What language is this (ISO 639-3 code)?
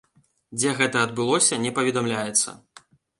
bel